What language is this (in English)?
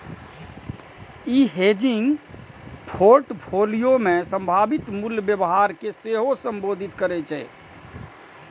Maithili